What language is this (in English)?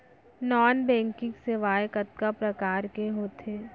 Chhattisgarhi